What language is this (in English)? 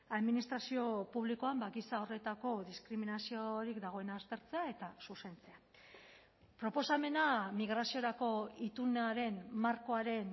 Basque